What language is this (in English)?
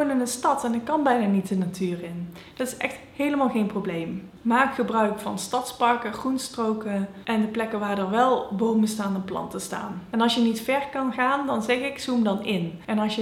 Dutch